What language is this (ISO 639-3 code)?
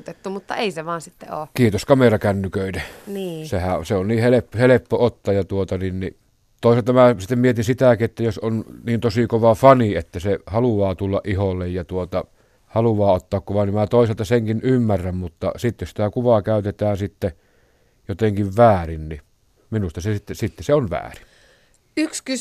fin